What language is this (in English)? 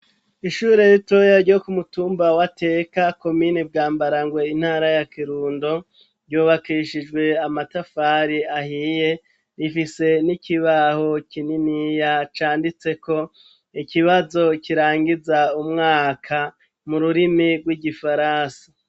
Rundi